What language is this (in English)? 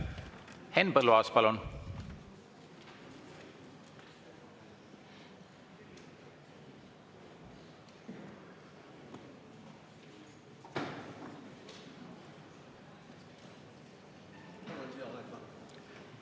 Estonian